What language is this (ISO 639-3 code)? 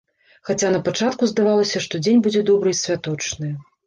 bel